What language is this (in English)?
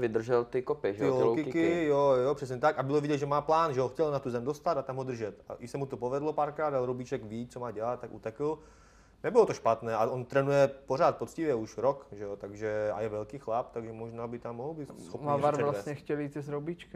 Czech